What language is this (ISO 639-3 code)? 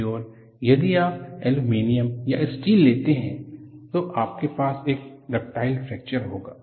hin